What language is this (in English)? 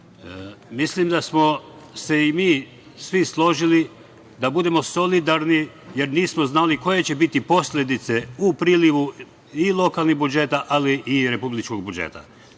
Serbian